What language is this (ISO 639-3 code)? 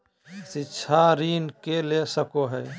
mag